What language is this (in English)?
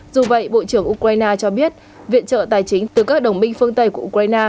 Vietnamese